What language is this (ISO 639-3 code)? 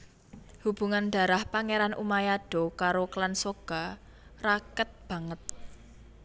jav